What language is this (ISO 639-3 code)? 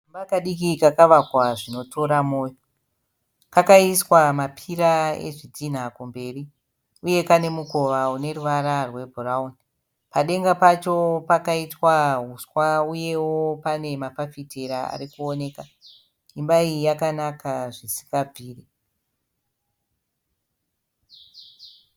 sna